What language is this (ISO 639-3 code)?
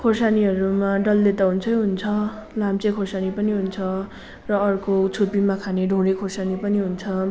nep